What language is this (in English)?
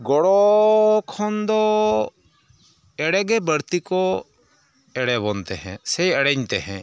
Santali